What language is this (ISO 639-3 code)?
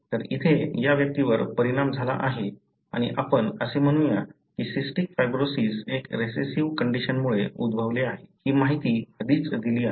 mar